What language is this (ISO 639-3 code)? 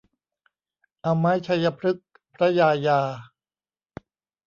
tha